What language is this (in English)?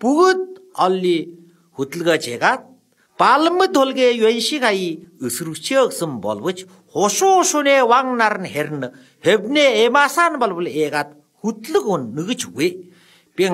Thai